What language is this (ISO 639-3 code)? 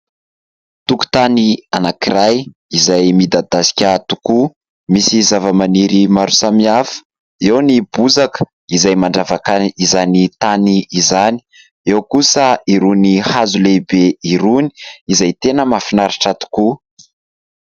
mlg